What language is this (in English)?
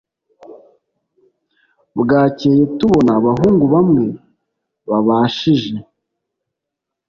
Kinyarwanda